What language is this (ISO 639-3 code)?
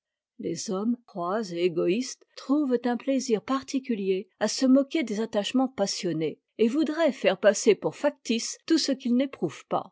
fra